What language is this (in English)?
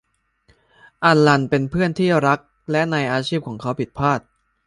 Thai